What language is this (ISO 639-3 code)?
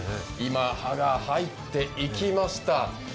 jpn